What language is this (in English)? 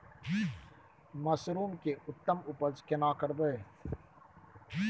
Maithili